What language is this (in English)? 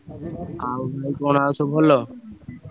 Odia